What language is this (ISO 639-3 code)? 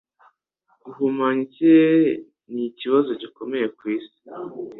kin